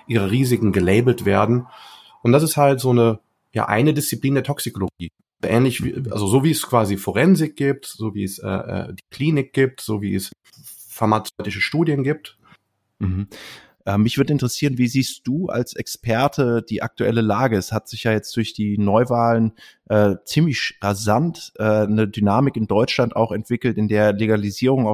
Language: German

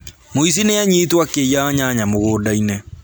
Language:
Kikuyu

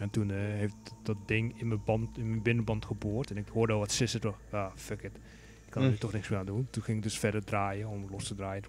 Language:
Dutch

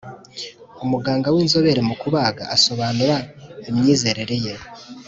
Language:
Kinyarwanda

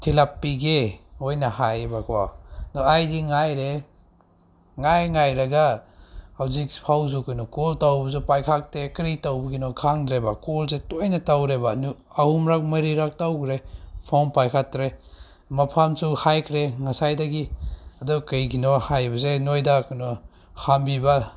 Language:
Manipuri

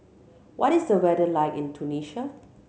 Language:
English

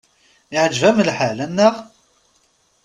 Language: Kabyle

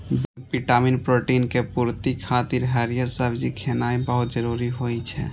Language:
Maithili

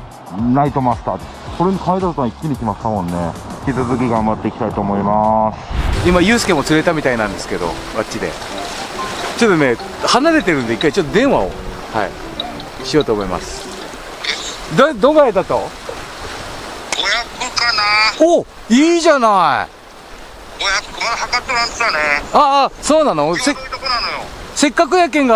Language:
Japanese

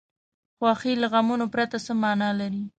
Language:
Pashto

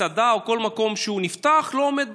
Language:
Hebrew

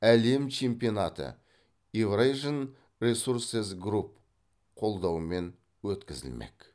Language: Kazakh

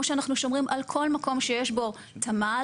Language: Hebrew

